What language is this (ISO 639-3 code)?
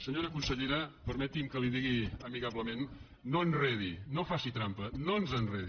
cat